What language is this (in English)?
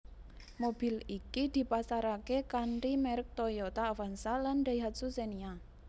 Javanese